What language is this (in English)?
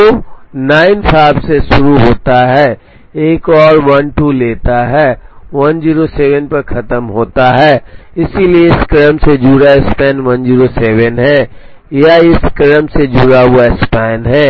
Hindi